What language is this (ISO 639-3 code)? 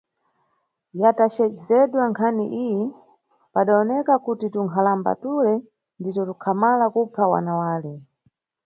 nyu